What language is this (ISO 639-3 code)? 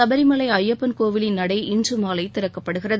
tam